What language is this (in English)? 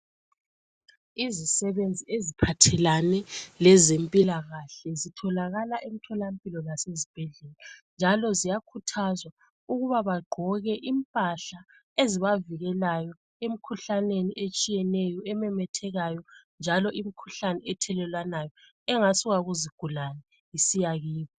North Ndebele